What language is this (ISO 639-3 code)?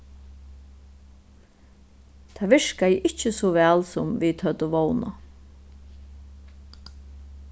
fao